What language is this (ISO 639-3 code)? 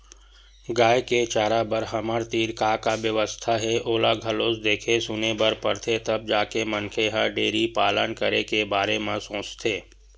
hne